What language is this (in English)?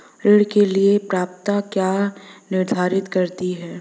Hindi